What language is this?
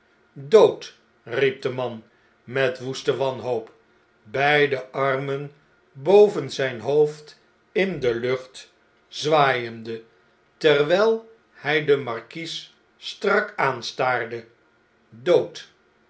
Dutch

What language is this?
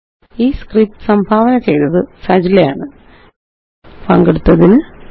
Malayalam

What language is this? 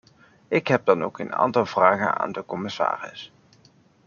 Dutch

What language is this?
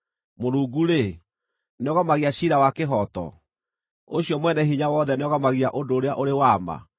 Kikuyu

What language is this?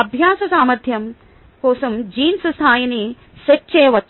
Telugu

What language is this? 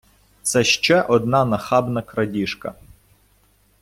Ukrainian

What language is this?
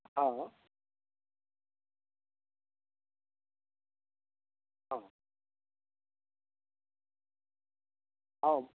Maithili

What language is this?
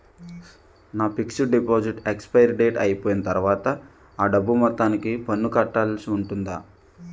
Telugu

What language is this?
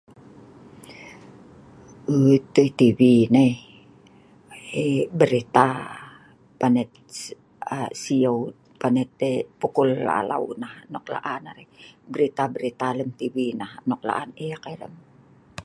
Sa'ban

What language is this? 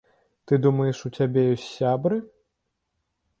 Belarusian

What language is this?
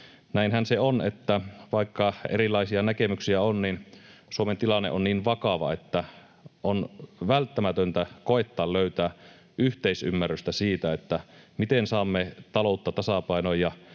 Finnish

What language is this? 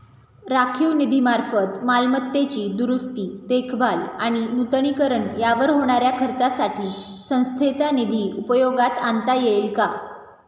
Marathi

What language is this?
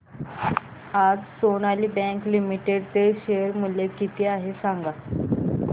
Marathi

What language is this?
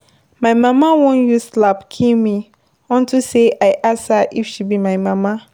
Nigerian Pidgin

